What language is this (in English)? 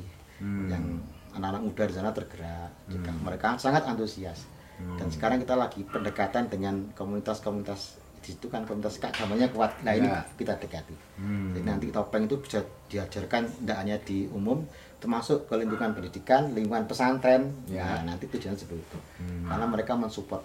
Indonesian